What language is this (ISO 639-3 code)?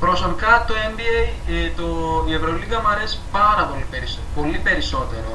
ell